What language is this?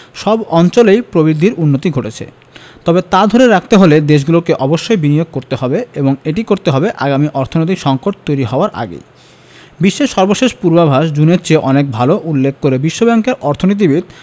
Bangla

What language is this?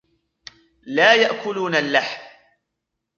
Arabic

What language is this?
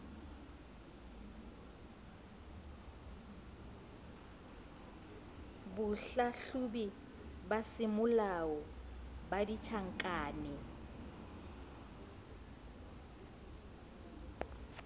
Southern Sotho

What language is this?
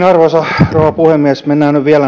Finnish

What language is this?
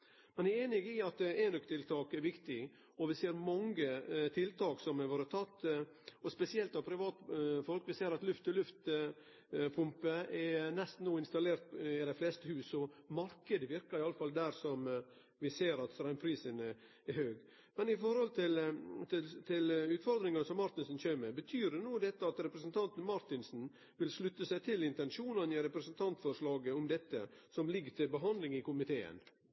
Norwegian Nynorsk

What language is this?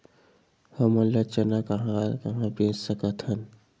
Chhattisgarhi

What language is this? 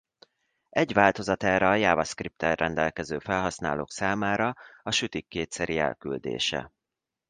Hungarian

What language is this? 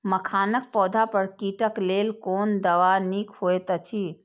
Maithili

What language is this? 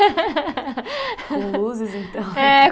Portuguese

